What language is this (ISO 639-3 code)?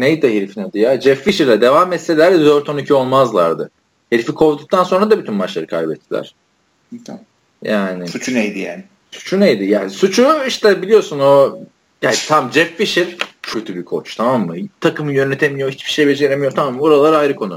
tur